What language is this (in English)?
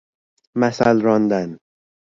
Persian